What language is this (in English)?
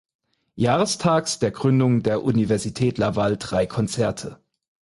German